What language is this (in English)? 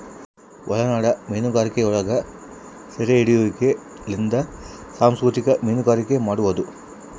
Kannada